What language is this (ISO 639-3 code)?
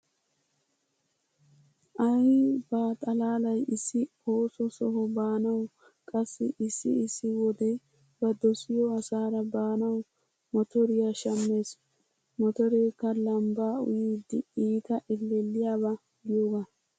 wal